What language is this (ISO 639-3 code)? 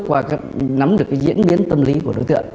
vie